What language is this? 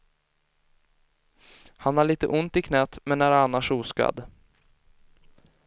Swedish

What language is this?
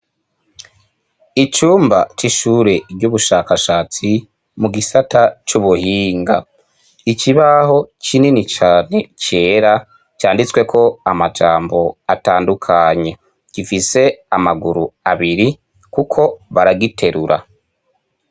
Rundi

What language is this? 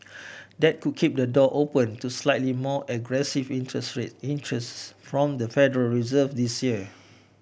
English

